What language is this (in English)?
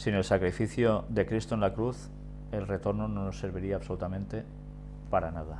Spanish